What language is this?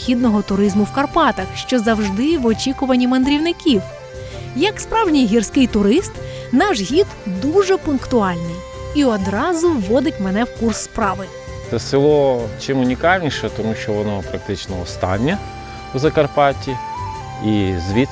Ukrainian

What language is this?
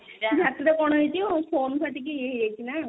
Odia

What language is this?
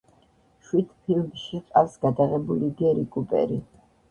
Georgian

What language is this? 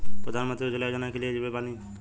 Bhojpuri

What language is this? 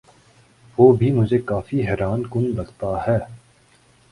Urdu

